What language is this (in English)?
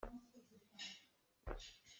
Hakha Chin